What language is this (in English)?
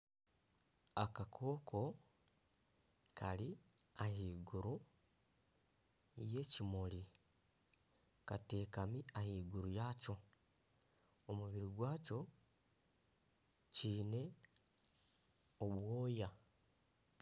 Nyankole